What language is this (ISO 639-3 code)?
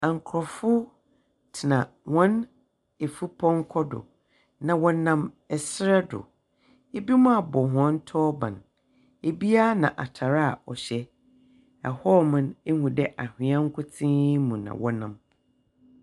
aka